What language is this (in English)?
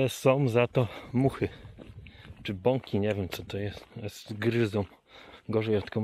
Polish